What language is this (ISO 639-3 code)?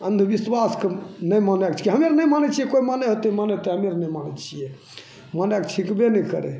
mai